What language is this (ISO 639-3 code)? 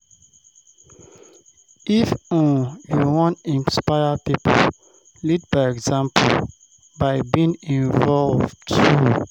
pcm